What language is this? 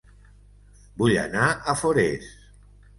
Catalan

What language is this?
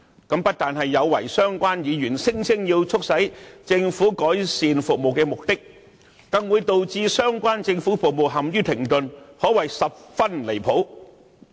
Cantonese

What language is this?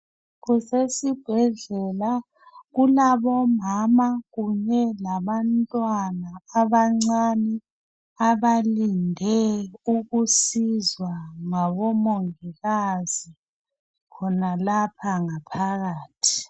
North Ndebele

